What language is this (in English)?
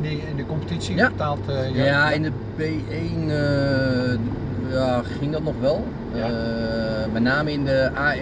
Dutch